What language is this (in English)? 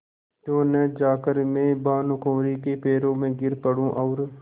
Hindi